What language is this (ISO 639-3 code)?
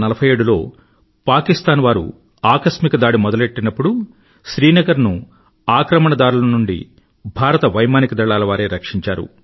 tel